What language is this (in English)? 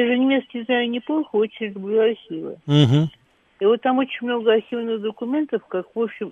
Russian